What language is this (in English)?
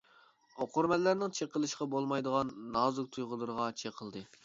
Uyghur